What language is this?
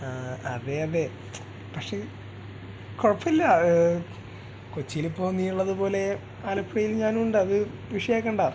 Malayalam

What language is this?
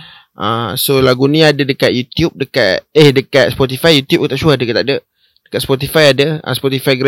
Malay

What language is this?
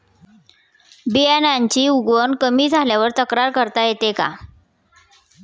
Marathi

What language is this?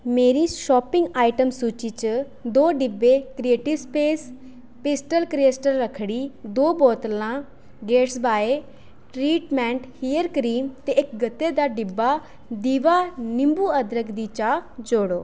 Dogri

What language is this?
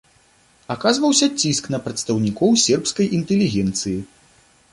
Belarusian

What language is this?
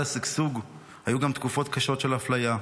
Hebrew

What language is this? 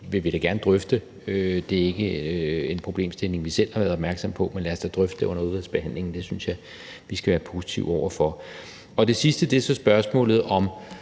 Danish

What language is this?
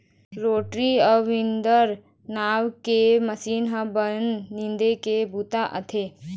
Chhattisgarhi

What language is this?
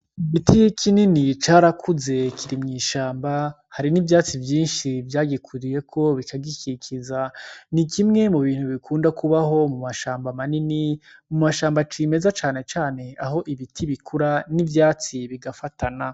Rundi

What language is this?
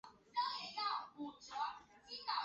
Chinese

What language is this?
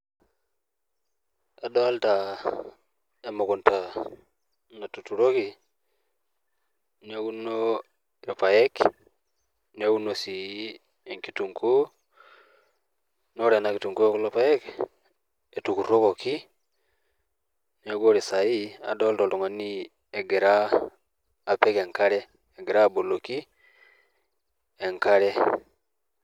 Masai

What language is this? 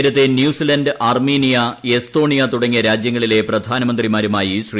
Malayalam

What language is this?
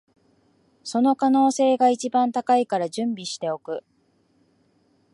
Japanese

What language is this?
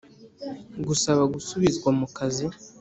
Kinyarwanda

